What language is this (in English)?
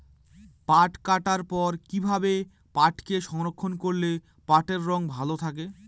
Bangla